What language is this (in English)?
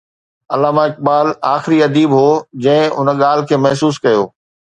Sindhi